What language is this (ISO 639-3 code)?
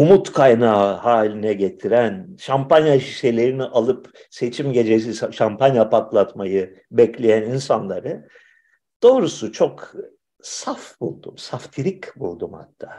tur